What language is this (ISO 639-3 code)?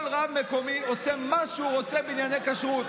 heb